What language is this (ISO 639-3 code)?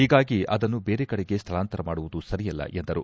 kan